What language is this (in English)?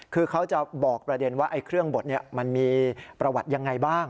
Thai